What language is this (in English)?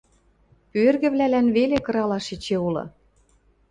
Western Mari